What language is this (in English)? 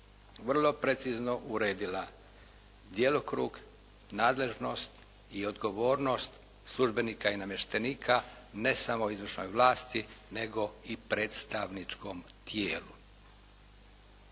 Croatian